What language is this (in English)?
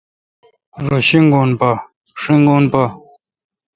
Kalkoti